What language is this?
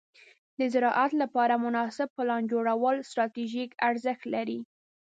Pashto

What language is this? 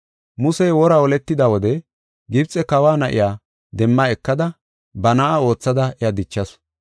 Gofa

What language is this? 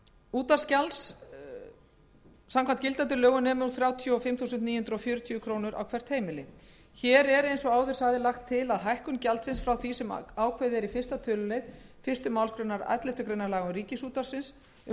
Icelandic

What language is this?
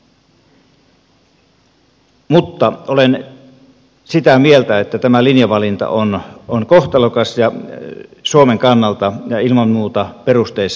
Finnish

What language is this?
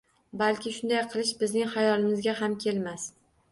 Uzbek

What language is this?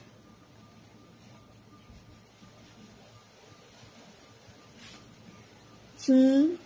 Gujarati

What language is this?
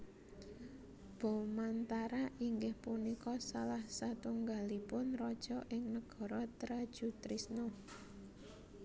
Javanese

